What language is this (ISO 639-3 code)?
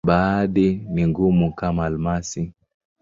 swa